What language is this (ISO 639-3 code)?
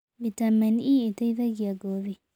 kik